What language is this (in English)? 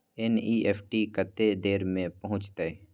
Maithili